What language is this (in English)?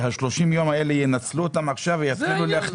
Hebrew